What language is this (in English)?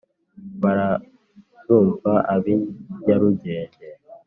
Kinyarwanda